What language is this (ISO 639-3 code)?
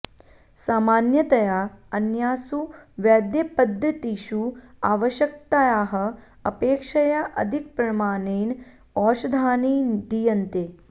san